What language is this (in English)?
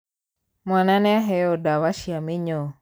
Kikuyu